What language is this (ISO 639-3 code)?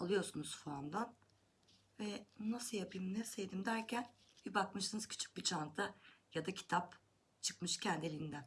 tur